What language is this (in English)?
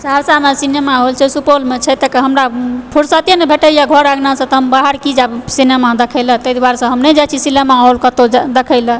Maithili